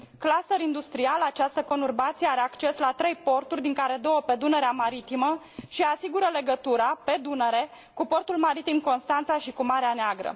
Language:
Romanian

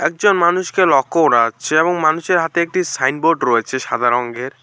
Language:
Bangla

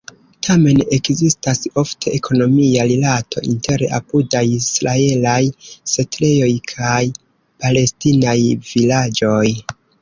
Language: Esperanto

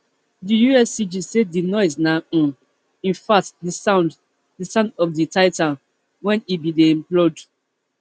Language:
Nigerian Pidgin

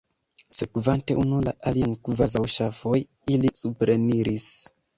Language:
Esperanto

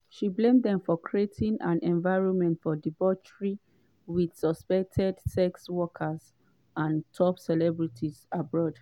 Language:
Nigerian Pidgin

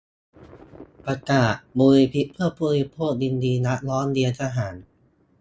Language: Thai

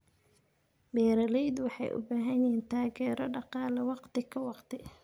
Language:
Somali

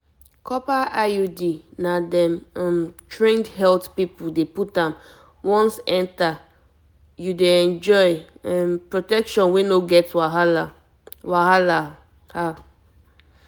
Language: Nigerian Pidgin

